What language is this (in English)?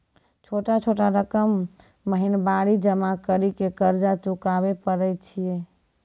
Maithili